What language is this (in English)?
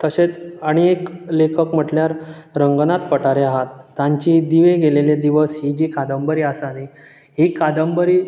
Konkani